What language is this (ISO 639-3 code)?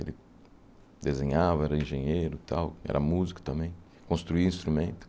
por